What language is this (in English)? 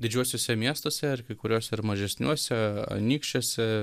Lithuanian